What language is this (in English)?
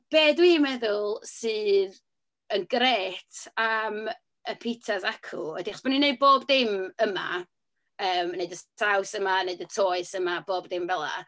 Welsh